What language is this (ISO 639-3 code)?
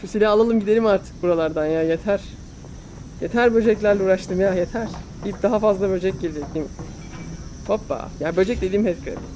tur